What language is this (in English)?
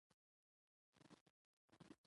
Pashto